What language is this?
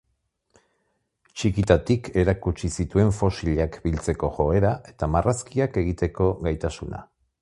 Basque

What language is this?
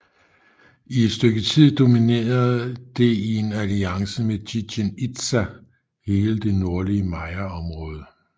Danish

